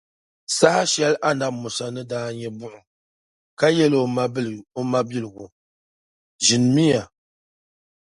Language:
Dagbani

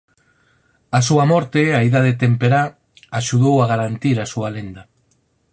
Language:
Galician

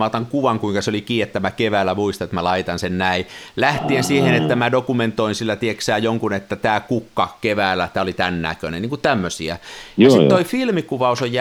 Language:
Finnish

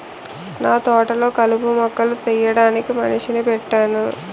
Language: Telugu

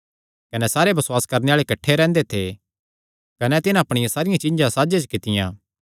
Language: Kangri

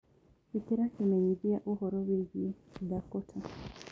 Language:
Kikuyu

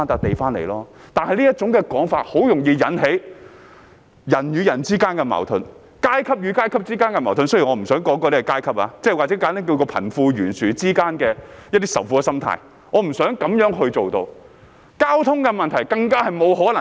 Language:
Cantonese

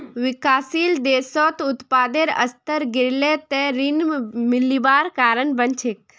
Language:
Magahi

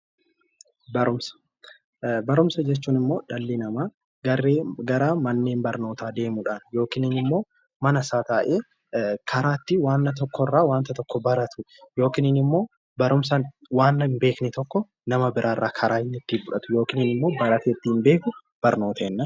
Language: Oromo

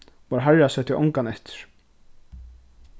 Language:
Faroese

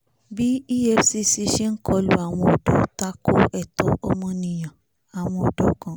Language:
Yoruba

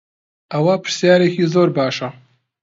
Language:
Central Kurdish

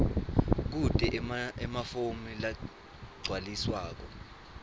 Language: Swati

